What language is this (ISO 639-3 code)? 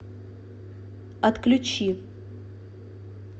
rus